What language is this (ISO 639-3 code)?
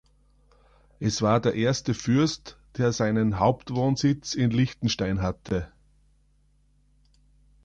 deu